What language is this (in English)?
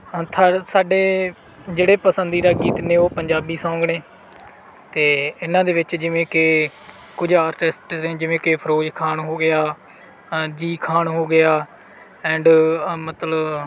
Punjabi